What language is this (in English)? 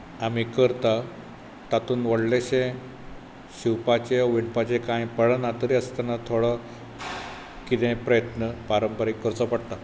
Konkani